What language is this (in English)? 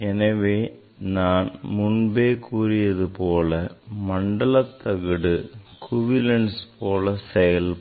Tamil